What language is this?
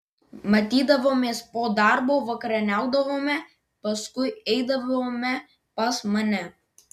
Lithuanian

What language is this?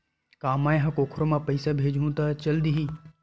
Chhattisgarhi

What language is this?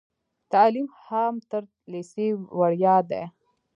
Pashto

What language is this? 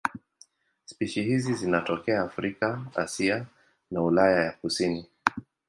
Swahili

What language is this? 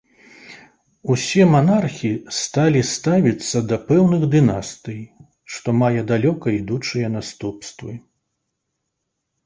Belarusian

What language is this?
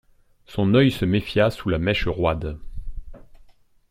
French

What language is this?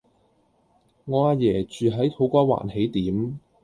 Cantonese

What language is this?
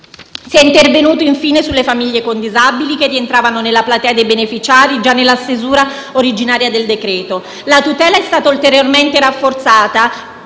Italian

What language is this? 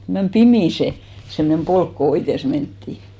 Finnish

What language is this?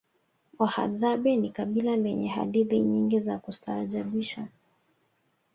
Swahili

